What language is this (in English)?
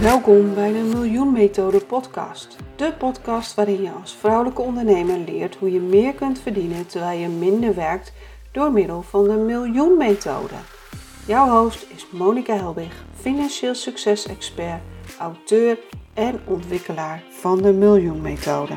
Dutch